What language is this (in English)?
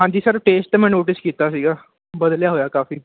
Punjabi